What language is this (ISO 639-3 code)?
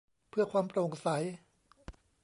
tha